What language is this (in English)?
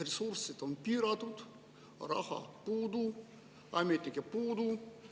Estonian